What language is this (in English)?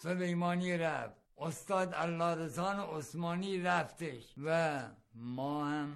Persian